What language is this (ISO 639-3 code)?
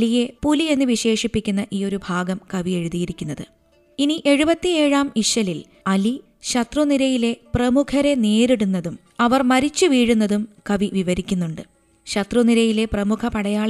mal